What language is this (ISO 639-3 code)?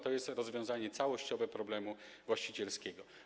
pol